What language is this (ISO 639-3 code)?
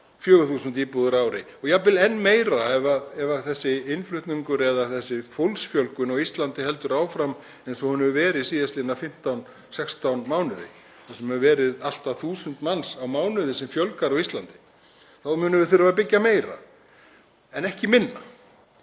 isl